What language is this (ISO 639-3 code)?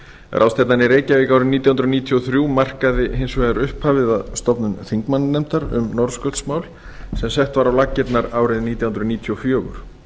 isl